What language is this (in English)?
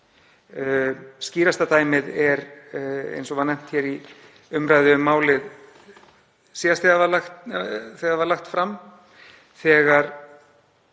Icelandic